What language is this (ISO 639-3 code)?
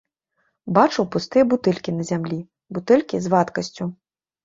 bel